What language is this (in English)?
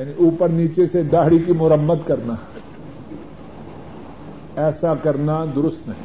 Urdu